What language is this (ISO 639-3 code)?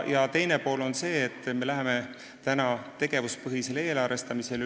est